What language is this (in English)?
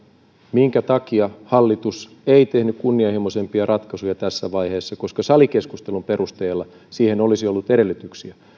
Finnish